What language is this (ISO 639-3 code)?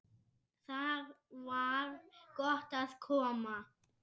isl